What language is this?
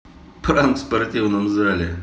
Russian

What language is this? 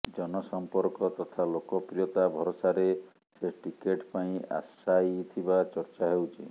Odia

